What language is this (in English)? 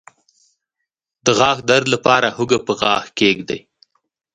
Pashto